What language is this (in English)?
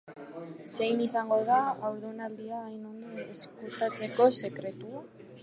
Basque